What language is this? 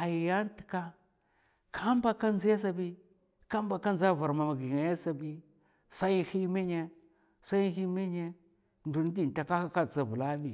Mafa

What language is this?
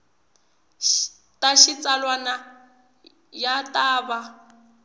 Tsonga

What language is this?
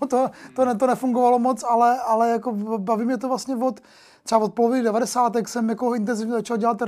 Czech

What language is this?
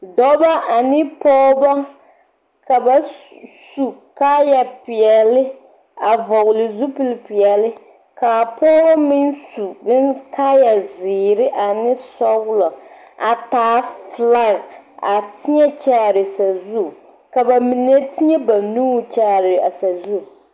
Southern Dagaare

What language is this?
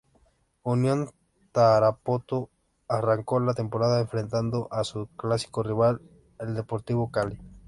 Spanish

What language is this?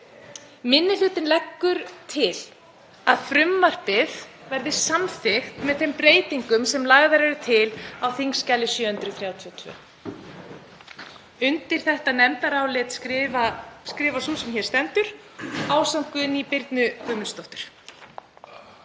Icelandic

